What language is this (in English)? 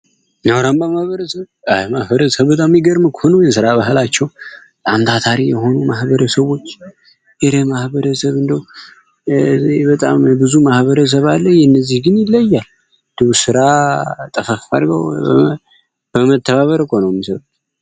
Amharic